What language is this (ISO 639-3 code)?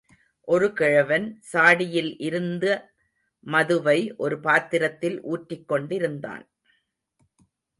tam